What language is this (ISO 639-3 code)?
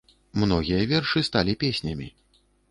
bel